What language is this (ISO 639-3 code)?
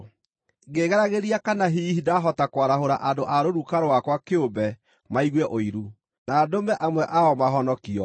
kik